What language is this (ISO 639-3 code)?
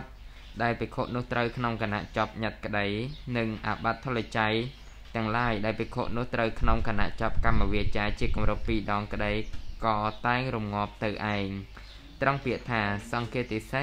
tha